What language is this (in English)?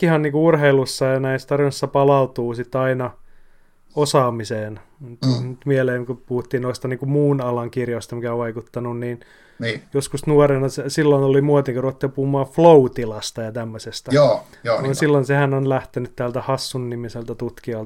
Finnish